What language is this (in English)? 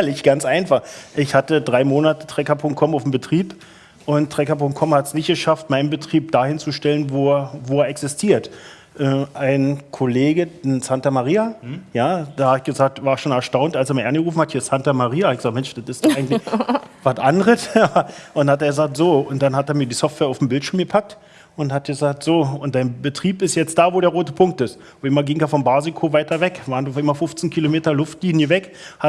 German